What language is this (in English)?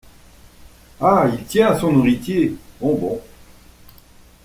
French